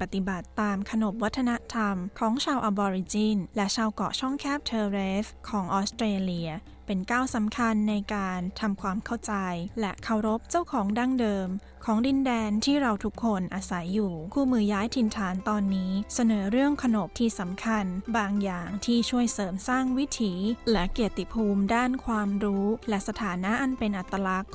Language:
Thai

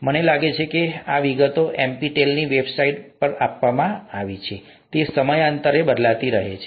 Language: Gujarati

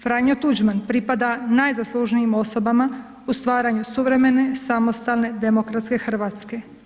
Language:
Croatian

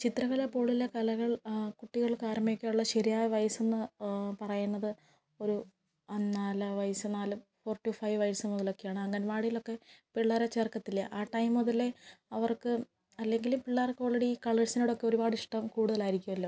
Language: Malayalam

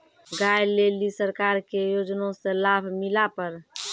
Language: Maithili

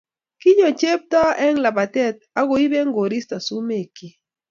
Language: Kalenjin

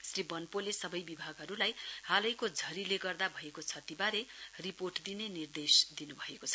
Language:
Nepali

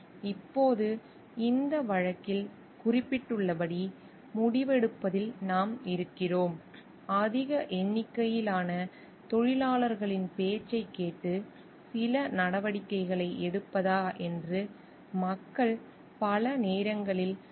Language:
Tamil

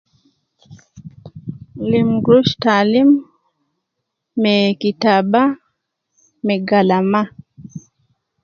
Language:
Nubi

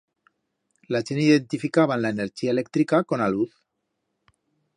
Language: Aragonese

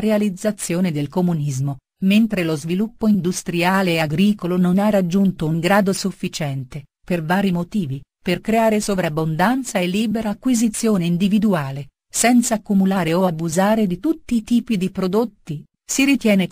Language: Italian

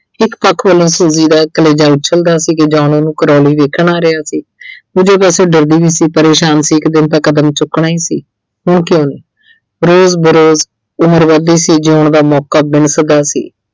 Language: Punjabi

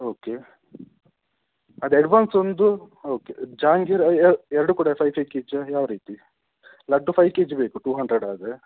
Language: Kannada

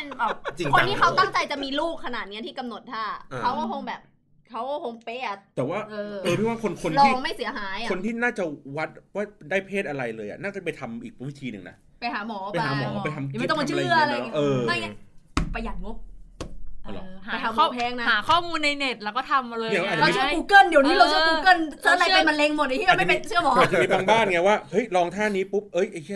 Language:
Thai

